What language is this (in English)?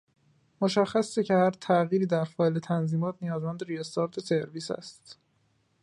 Persian